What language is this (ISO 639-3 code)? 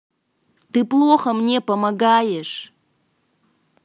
rus